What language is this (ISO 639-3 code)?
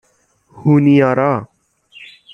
fas